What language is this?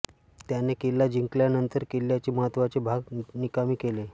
Marathi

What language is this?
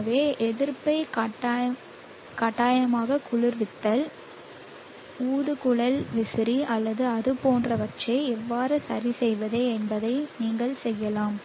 Tamil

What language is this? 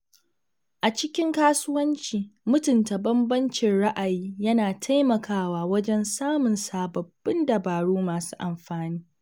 Hausa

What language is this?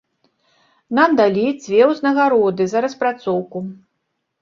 Belarusian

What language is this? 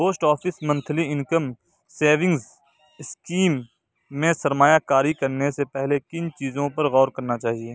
Urdu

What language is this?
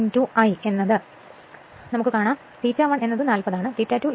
Malayalam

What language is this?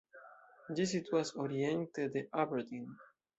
Esperanto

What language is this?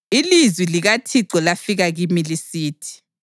North Ndebele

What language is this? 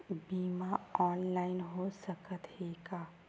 Chhattisgarhi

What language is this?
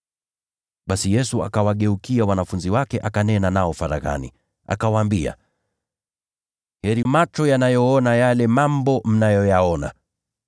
Swahili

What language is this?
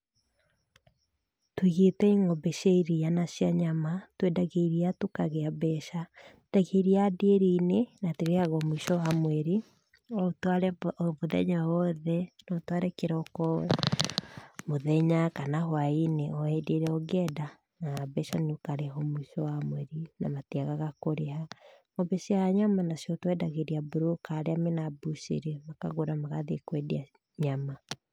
Kikuyu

